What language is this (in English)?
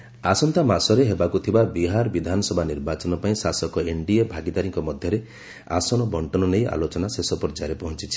Odia